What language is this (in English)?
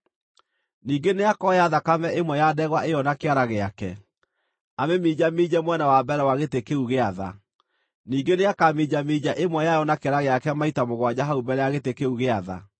Kikuyu